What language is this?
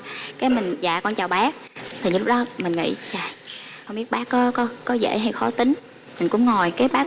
Vietnamese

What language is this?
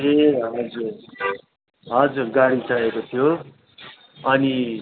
Nepali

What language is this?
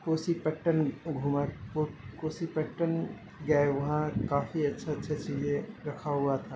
Urdu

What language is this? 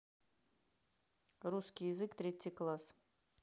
Russian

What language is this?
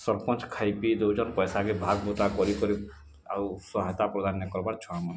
Odia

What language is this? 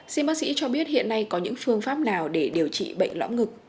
Vietnamese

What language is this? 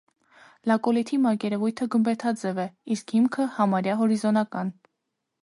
Armenian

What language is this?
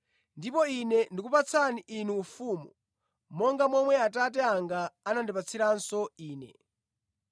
Nyanja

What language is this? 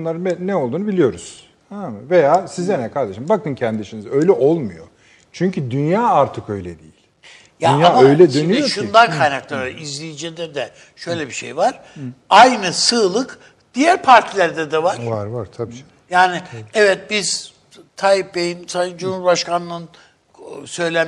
Turkish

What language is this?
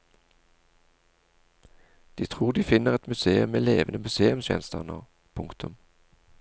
Norwegian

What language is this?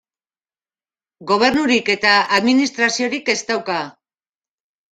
Basque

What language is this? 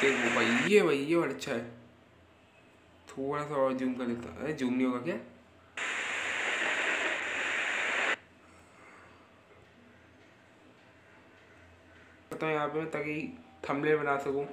Hindi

